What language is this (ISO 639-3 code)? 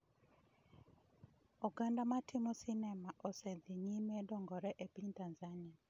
luo